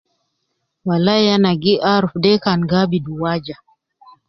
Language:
Nubi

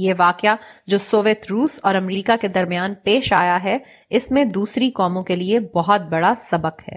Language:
Urdu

